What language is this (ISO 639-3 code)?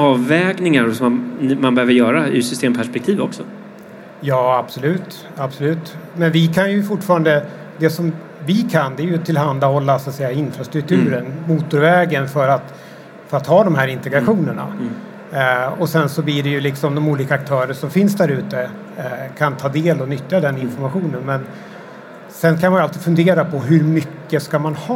swe